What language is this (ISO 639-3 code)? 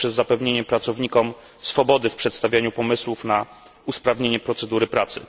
pol